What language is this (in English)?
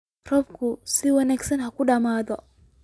Somali